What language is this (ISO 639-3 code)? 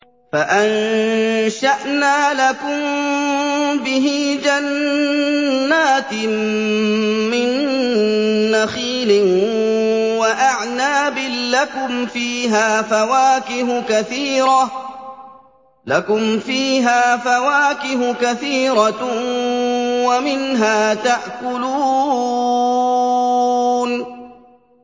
ara